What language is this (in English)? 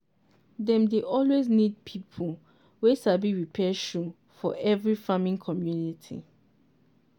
Nigerian Pidgin